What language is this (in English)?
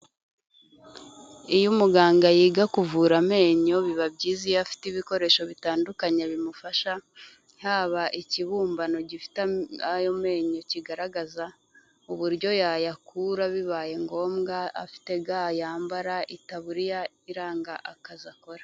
Kinyarwanda